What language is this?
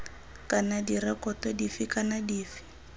Tswana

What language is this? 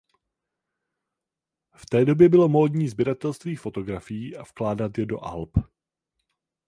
Czech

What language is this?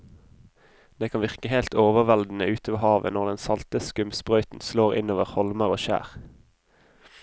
Norwegian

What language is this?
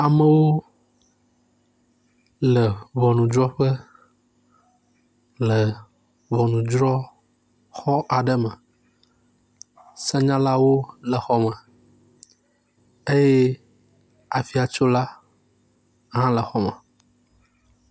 Ewe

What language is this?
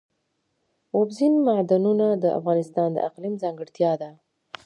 Pashto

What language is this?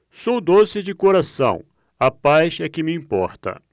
Portuguese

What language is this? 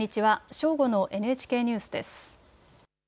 Japanese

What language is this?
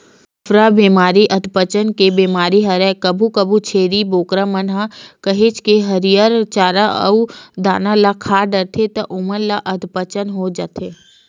Chhattisgarhi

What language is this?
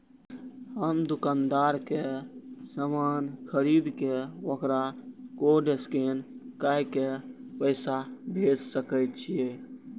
Maithili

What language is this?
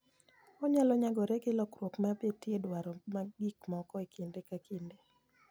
Luo (Kenya and Tanzania)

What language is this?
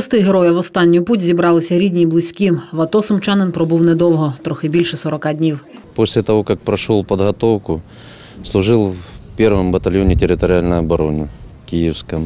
Ukrainian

